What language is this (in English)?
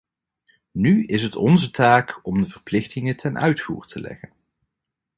Dutch